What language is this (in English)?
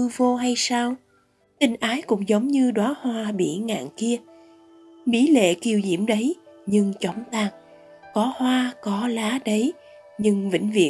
Vietnamese